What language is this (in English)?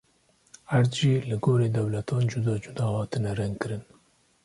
Kurdish